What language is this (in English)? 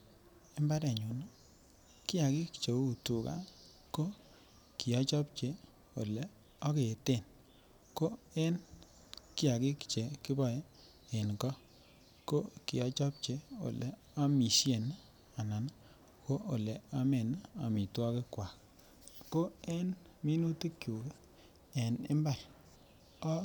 Kalenjin